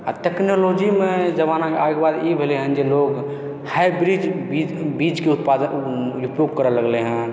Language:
Maithili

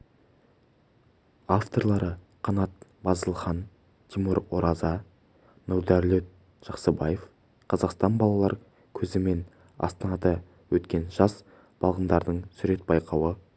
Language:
Kazakh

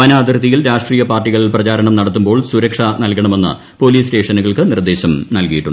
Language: Malayalam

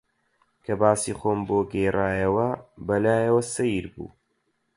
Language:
Central Kurdish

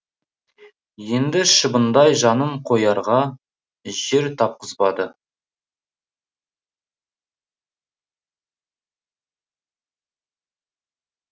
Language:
Kazakh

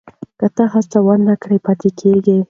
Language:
Pashto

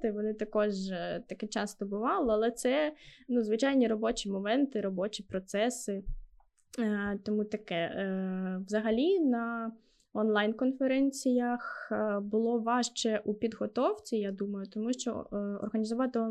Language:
Ukrainian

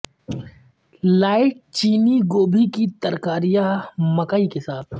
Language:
Urdu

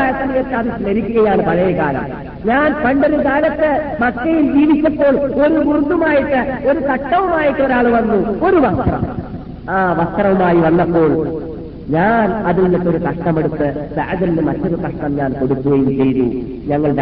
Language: Malayalam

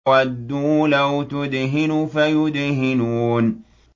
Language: Arabic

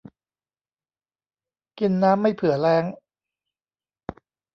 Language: Thai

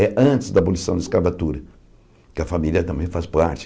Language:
Portuguese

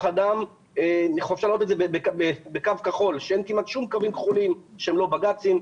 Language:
Hebrew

